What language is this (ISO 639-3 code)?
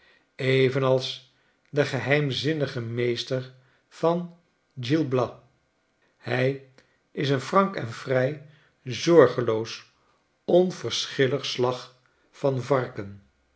nld